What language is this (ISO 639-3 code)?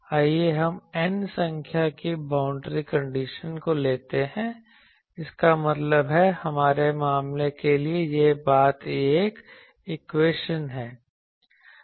hin